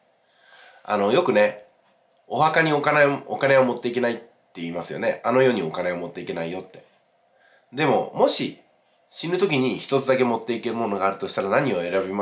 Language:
Japanese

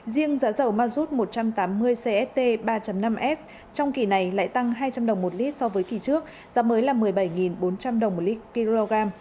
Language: Vietnamese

